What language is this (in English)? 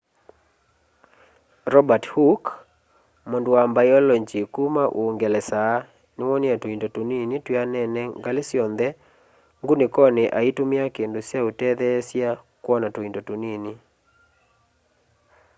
Kamba